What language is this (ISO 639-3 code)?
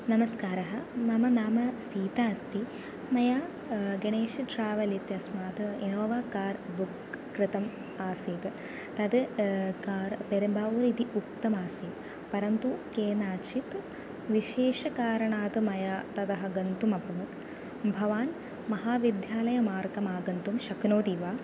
san